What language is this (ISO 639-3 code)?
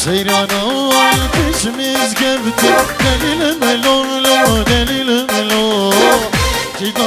ara